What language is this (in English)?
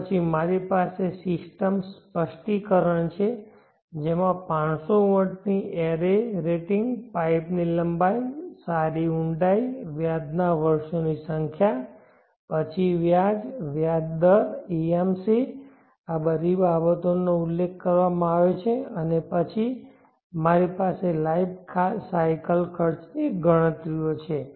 Gujarati